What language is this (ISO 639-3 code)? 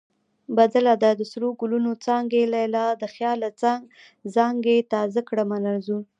pus